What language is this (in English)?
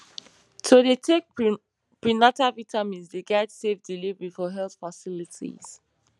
Nigerian Pidgin